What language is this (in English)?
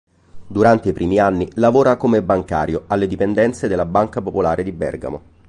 Italian